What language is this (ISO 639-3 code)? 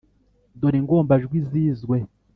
kin